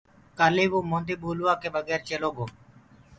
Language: Gurgula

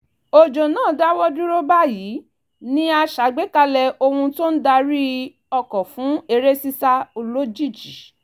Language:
Yoruba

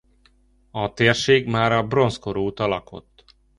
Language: Hungarian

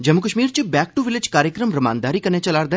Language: Dogri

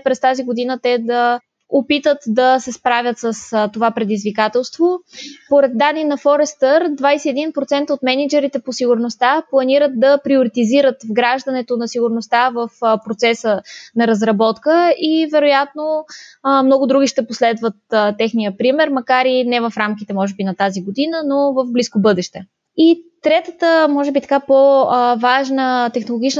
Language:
Bulgarian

